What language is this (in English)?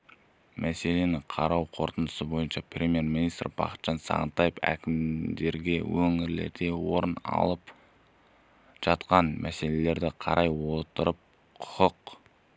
Kazakh